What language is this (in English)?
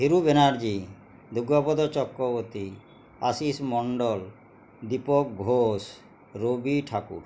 Bangla